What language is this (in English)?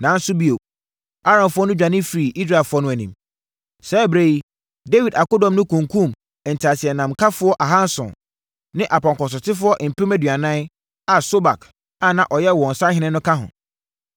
Akan